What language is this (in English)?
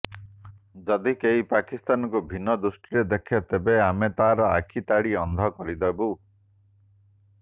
Odia